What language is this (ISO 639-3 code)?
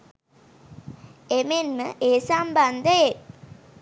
sin